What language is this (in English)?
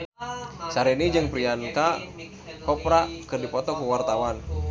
Sundanese